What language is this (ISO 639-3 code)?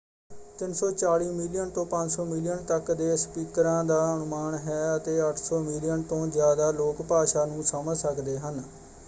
pan